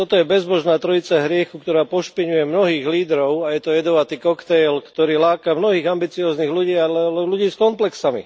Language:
Slovak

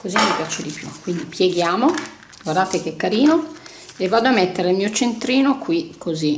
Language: Italian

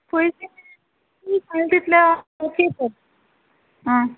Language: Konkani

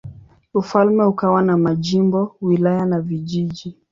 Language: Swahili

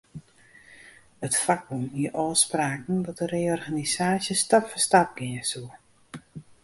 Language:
Western Frisian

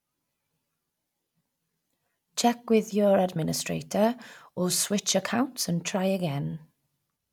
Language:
English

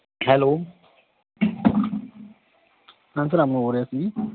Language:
Punjabi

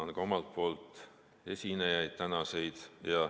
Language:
Estonian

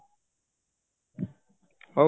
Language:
Odia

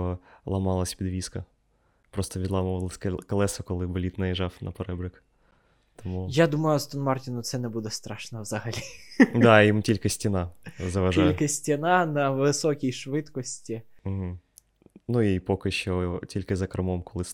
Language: Ukrainian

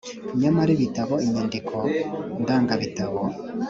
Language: Kinyarwanda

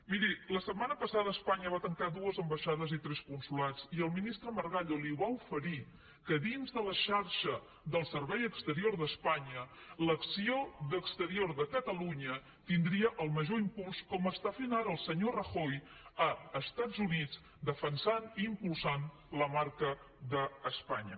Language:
Catalan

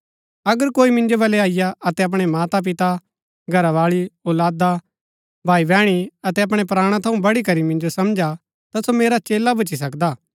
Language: Gaddi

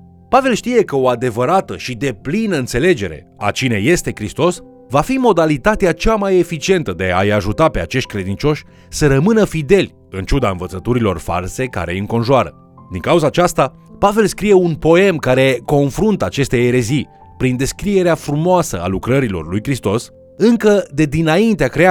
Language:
Romanian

